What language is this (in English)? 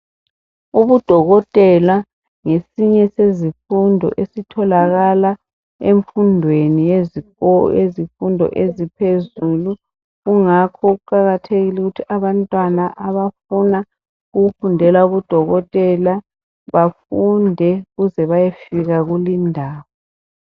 North Ndebele